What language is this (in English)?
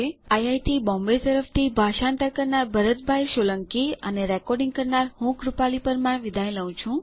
Gujarati